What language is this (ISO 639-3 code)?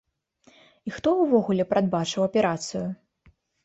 bel